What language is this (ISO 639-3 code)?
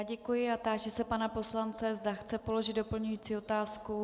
ces